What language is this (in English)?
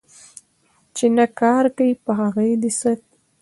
Pashto